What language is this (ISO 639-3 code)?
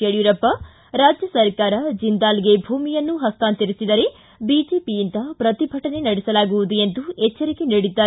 kan